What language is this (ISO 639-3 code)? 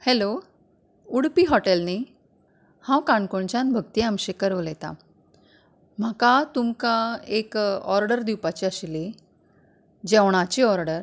kok